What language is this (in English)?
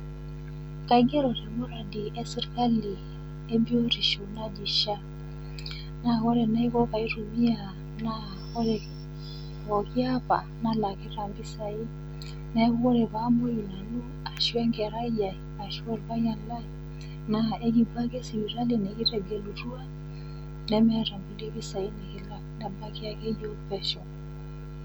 Masai